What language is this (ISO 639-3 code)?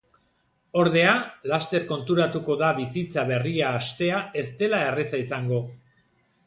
eus